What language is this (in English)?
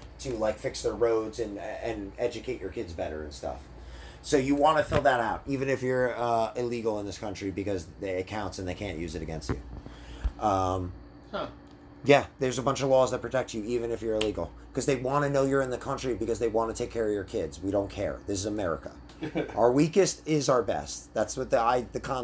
English